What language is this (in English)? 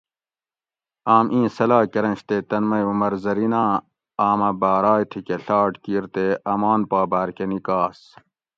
Gawri